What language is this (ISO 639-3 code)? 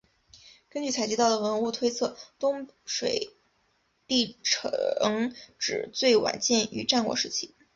zho